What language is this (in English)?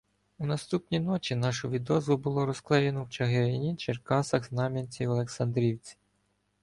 Ukrainian